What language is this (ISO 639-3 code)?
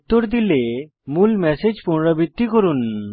ben